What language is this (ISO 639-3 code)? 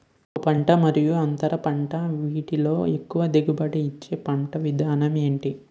tel